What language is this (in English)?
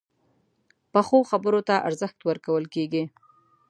Pashto